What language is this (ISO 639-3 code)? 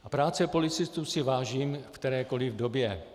ces